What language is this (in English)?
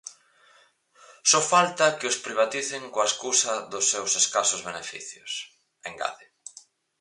Galician